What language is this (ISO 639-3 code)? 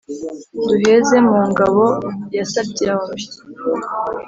kin